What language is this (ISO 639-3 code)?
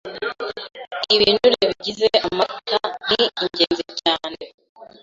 kin